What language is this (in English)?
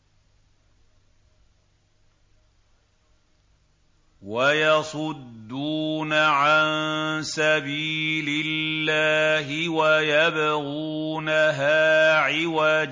Arabic